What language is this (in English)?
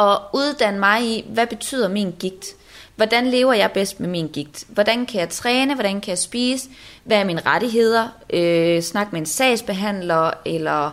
Danish